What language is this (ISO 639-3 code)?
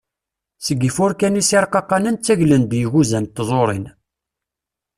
kab